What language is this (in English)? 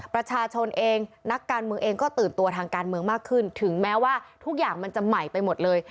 Thai